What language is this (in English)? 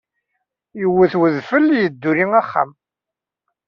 Kabyle